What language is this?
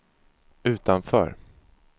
Swedish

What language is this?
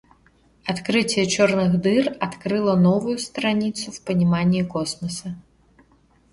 Russian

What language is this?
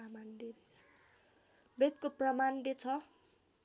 Nepali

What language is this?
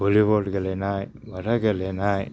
Bodo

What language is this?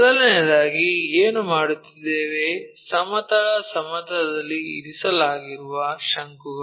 Kannada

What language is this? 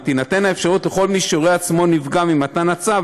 Hebrew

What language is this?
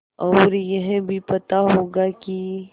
Hindi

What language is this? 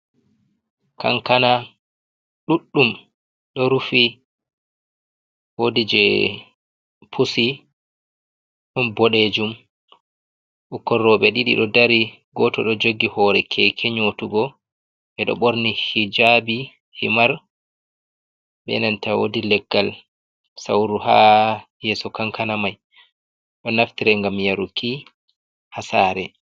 Fula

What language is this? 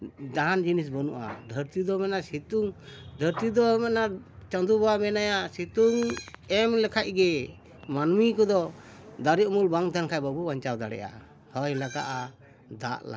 Santali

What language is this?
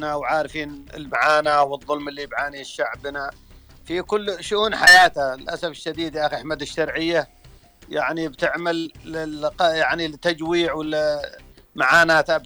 Arabic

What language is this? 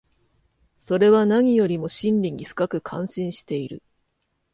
Japanese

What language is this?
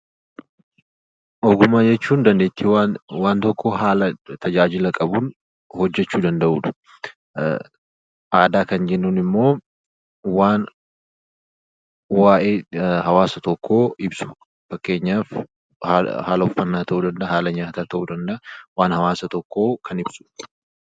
Oromo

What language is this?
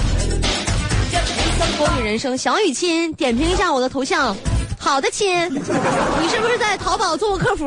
Chinese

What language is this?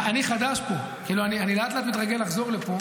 Hebrew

